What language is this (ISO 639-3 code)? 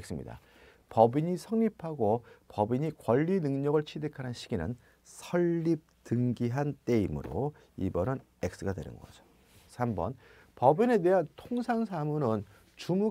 kor